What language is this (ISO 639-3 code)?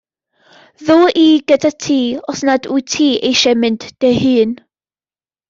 cym